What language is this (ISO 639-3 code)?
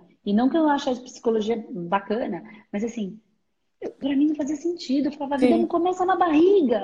por